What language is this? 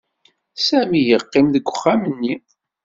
Kabyle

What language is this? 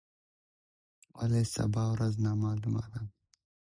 Pashto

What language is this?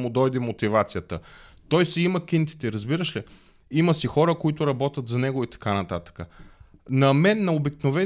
Bulgarian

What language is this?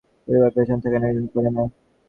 Bangla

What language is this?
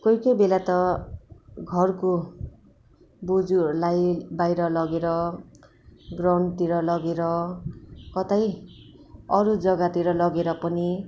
Nepali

